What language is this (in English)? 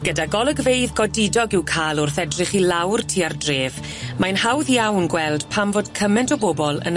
Welsh